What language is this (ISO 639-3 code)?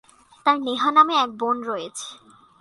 ben